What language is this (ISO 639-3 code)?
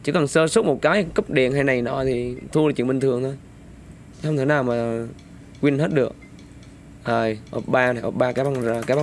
vie